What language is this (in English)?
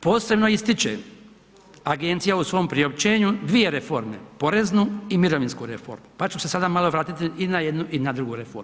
Croatian